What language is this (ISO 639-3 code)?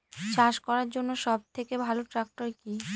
ben